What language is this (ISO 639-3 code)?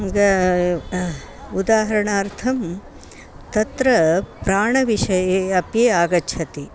san